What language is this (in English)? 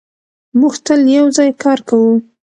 Pashto